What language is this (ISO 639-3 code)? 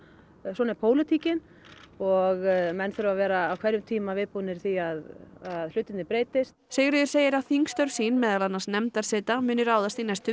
isl